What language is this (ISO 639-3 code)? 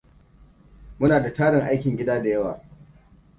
hau